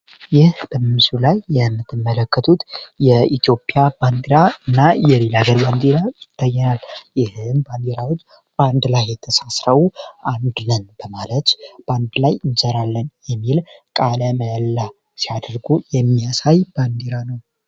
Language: Amharic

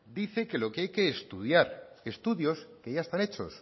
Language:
Spanish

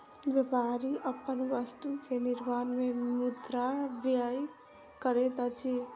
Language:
Maithili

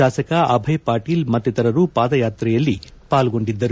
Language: Kannada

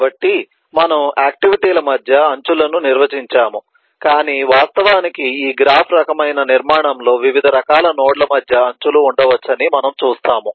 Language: Telugu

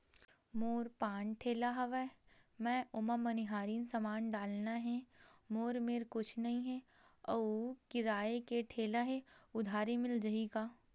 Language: Chhattisgarhi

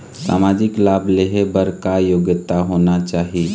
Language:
Chhattisgarhi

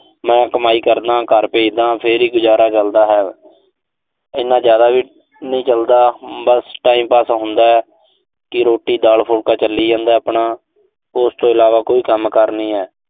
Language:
Punjabi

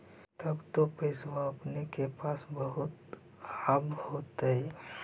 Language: Magahi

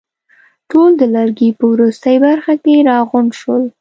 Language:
Pashto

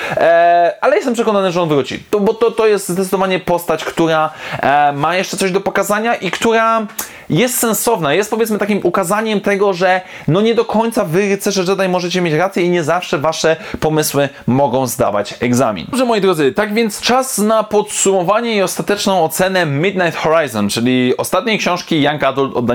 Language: Polish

